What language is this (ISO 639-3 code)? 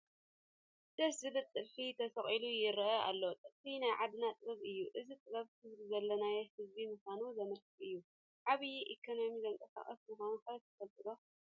tir